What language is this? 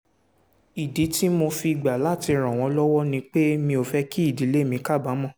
Yoruba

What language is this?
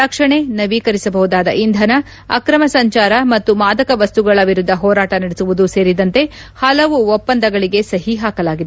Kannada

